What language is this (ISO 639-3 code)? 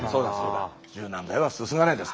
jpn